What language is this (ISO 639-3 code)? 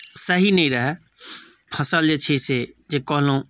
mai